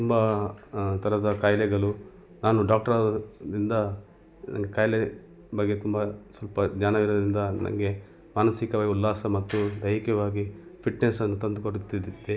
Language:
Kannada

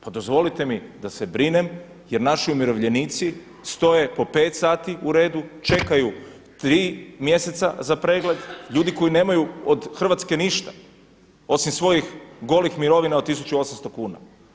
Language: Croatian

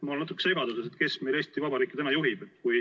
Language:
Estonian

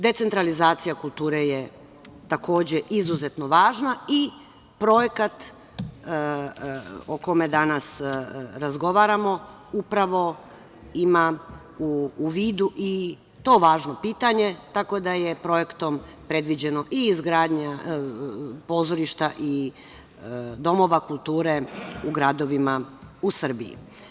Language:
Serbian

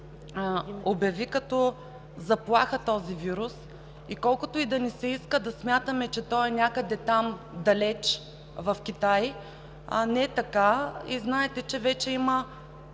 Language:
Bulgarian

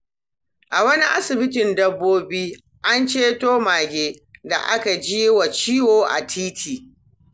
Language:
Hausa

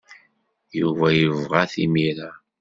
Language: Kabyle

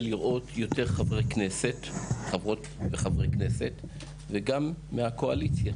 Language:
Hebrew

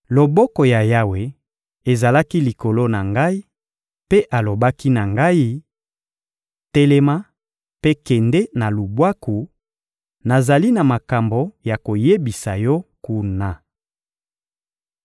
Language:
Lingala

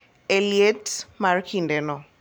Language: Luo (Kenya and Tanzania)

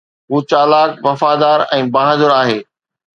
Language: Sindhi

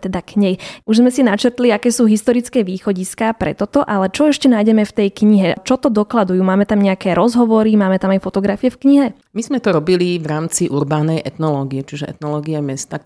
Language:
Slovak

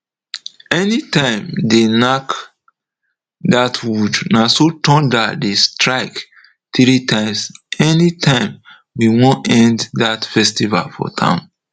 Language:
Nigerian Pidgin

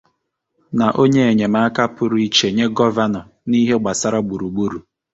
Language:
Igbo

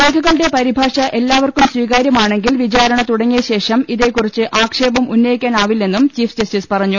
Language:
Malayalam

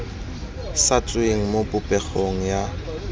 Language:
Tswana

